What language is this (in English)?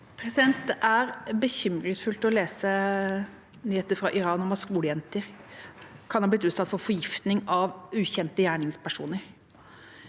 Norwegian